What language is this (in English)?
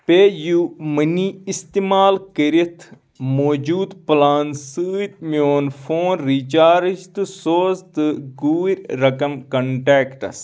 Kashmiri